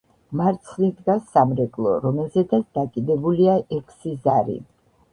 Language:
Georgian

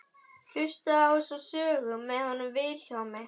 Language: Icelandic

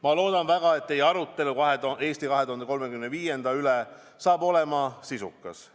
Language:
Estonian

